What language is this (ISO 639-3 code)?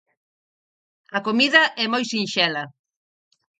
glg